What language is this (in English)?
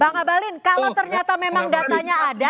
Indonesian